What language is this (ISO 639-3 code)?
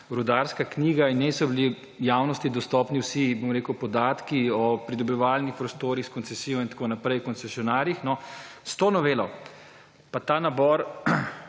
slv